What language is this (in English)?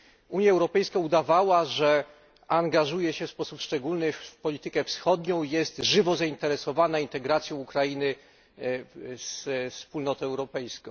Polish